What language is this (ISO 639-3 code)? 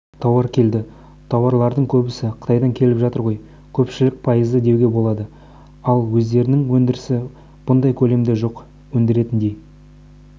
kaz